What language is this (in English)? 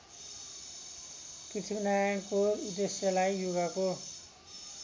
Nepali